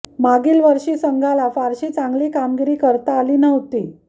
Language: Marathi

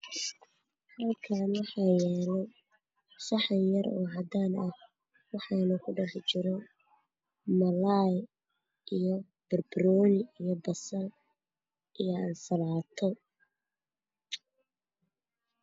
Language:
Somali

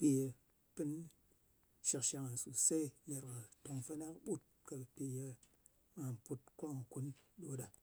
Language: Ngas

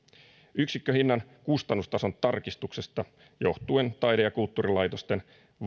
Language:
Finnish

